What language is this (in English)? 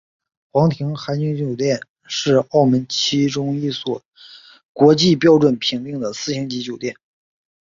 Chinese